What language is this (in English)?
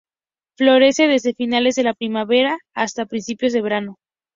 Spanish